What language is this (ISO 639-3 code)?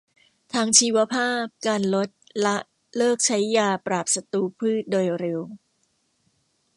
tha